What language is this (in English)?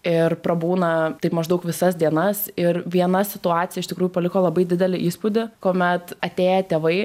Lithuanian